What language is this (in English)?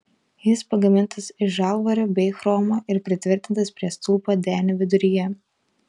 Lithuanian